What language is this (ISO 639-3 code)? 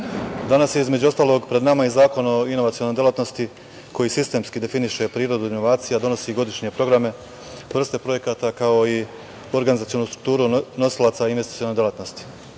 srp